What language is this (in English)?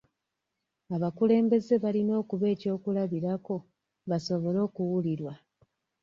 Ganda